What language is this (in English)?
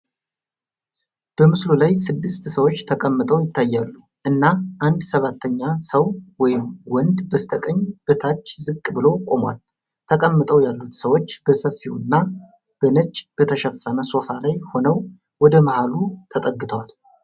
Amharic